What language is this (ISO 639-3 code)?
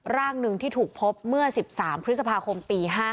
tha